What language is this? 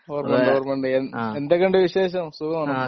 Malayalam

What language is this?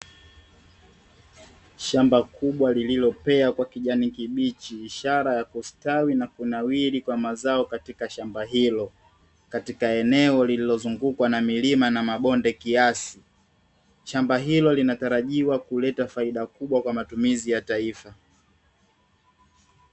Swahili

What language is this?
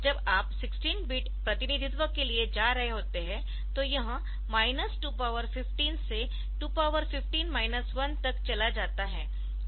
Hindi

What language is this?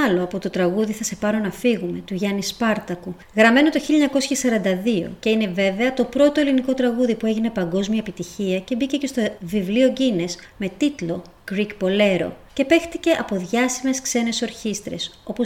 Greek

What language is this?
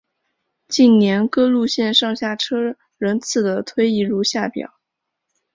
Chinese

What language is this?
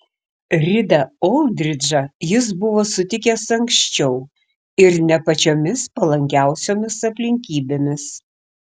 Lithuanian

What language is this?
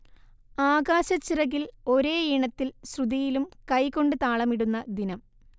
Malayalam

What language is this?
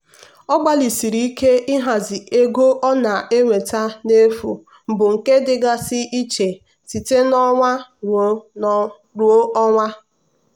Igbo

